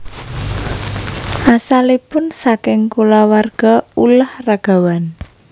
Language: Javanese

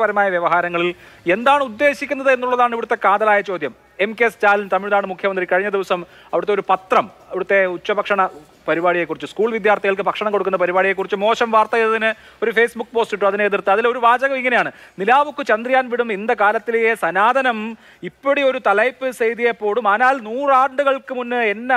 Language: English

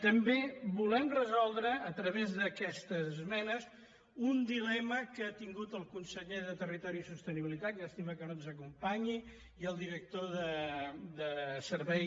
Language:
Catalan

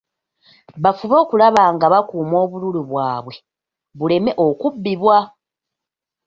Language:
Ganda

